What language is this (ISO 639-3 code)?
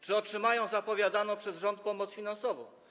pol